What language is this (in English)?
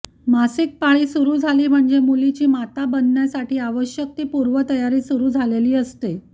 Marathi